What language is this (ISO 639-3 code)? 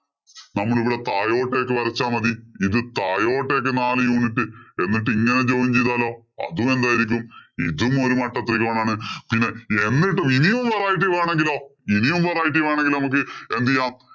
mal